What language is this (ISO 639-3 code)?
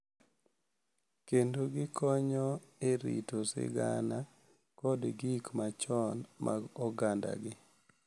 luo